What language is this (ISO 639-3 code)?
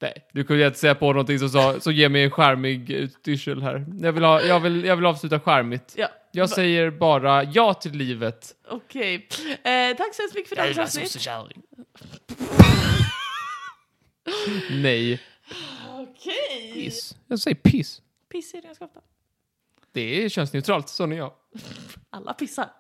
swe